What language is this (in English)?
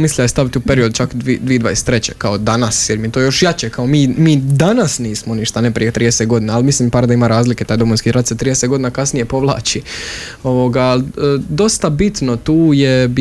Croatian